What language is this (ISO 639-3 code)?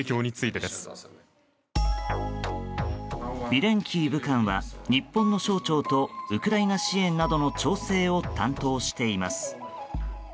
jpn